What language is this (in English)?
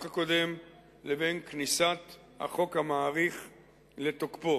Hebrew